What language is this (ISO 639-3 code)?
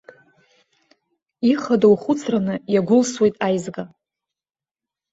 abk